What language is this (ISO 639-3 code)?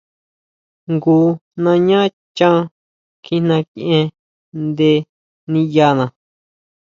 mau